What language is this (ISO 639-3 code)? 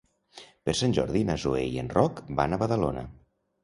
cat